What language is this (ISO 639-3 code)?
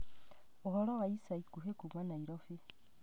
kik